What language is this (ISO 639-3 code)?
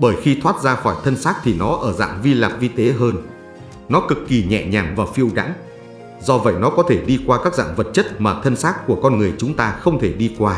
vie